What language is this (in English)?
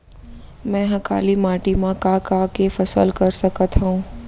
Chhattisgarhi